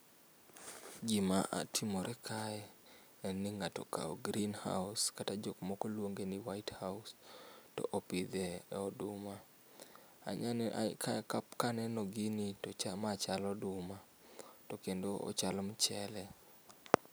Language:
Luo (Kenya and Tanzania)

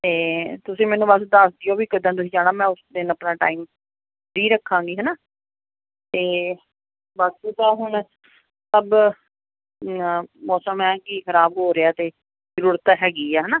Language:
Punjabi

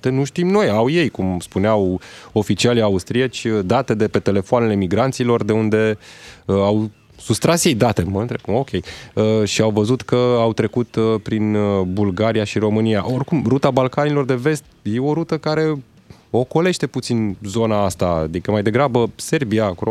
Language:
Romanian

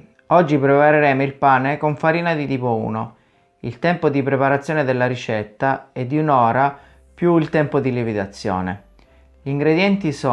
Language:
Italian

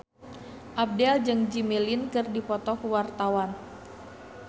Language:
Sundanese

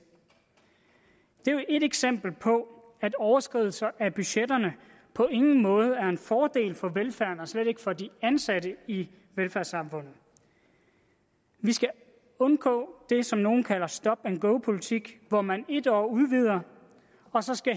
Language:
Danish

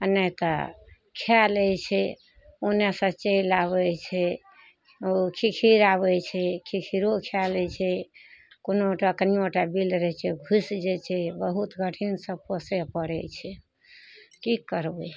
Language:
Maithili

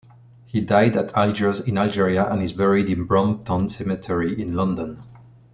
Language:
English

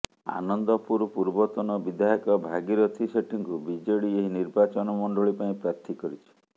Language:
Odia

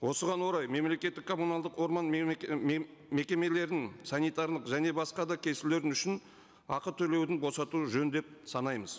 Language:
Kazakh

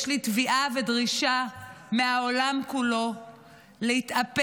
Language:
Hebrew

